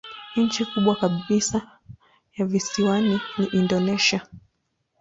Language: Swahili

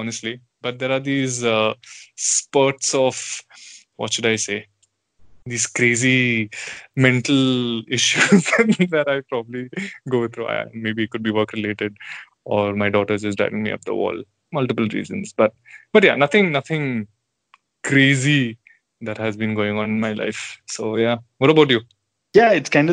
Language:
English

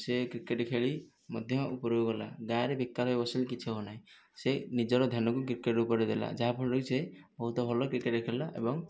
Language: Odia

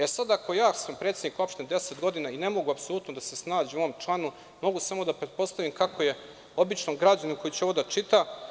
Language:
Serbian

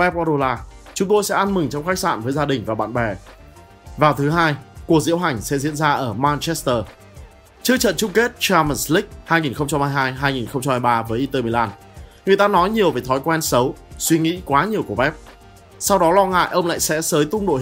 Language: Vietnamese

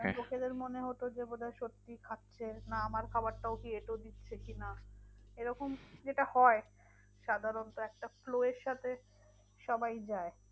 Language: Bangla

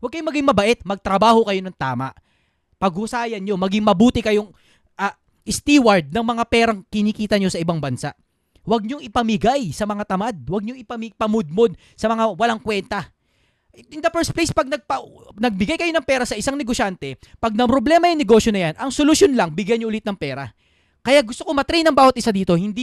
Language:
Filipino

